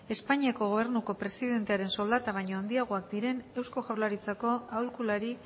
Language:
Basque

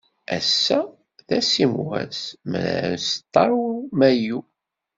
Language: Kabyle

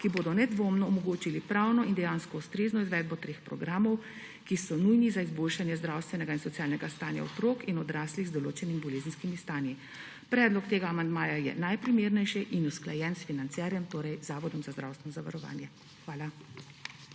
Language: Slovenian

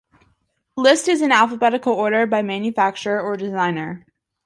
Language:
English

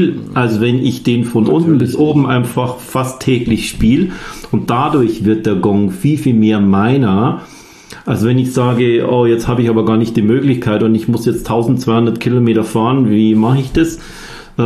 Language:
German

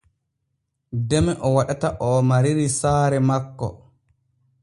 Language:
Borgu Fulfulde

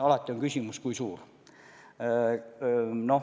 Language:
Estonian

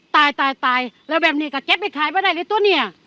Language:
Thai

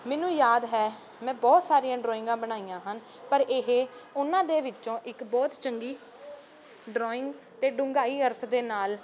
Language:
Punjabi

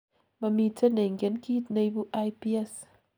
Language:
Kalenjin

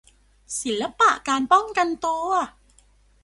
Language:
Thai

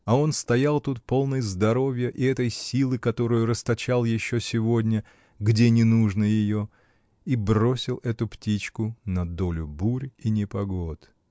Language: Russian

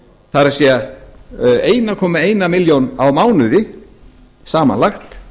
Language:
Icelandic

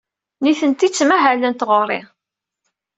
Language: Kabyle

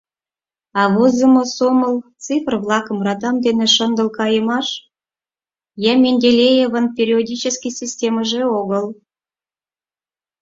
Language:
Mari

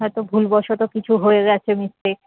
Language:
Bangla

